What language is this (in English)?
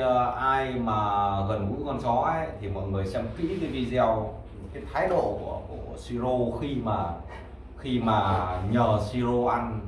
Vietnamese